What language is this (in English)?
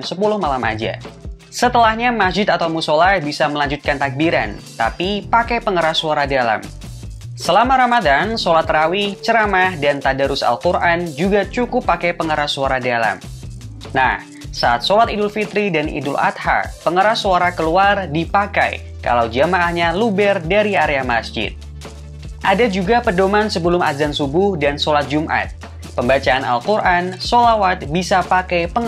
Indonesian